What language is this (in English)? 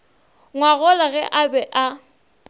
Northern Sotho